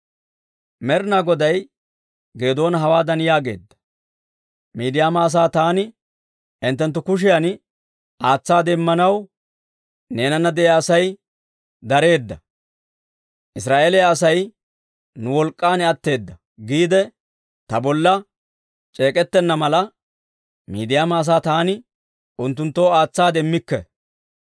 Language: Dawro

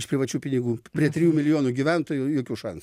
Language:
Lithuanian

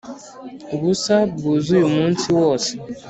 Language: Kinyarwanda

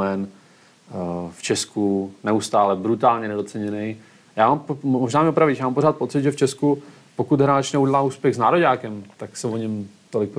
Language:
Czech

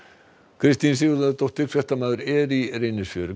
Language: Icelandic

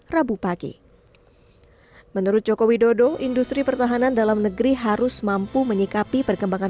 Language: Indonesian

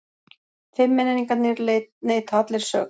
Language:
Icelandic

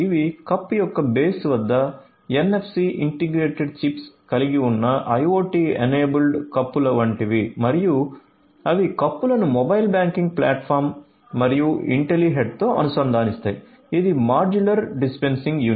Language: Telugu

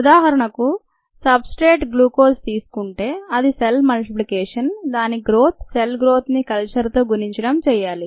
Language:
Telugu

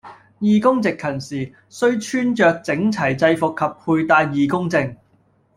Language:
Cantonese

